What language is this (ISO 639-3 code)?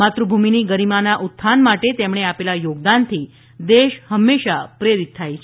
guj